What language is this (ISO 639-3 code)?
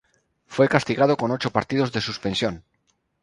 spa